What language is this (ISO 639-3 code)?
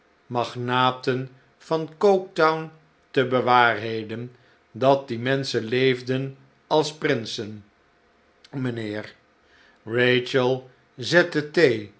nld